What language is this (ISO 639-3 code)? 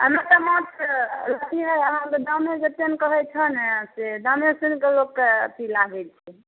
mai